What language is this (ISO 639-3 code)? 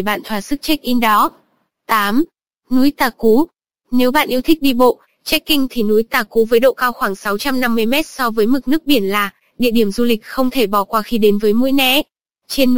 vie